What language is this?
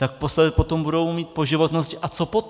Czech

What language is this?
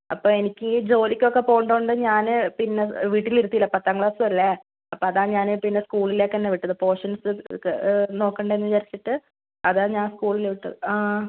Malayalam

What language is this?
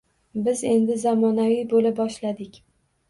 Uzbek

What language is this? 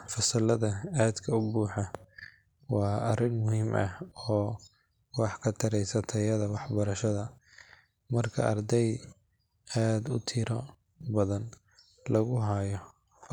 Somali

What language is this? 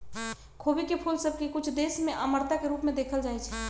Magahi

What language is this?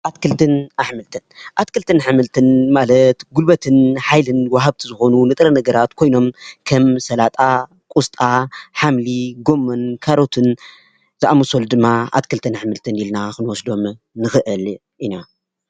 Tigrinya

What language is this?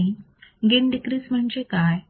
Marathi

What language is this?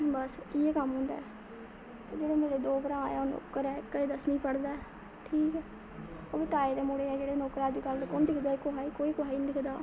Dogri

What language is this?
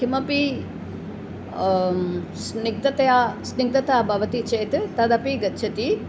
Sanskrit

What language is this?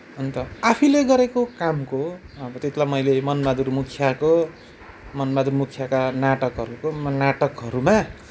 Nepali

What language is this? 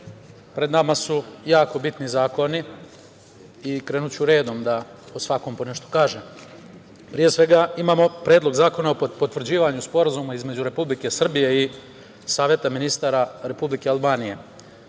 Serbian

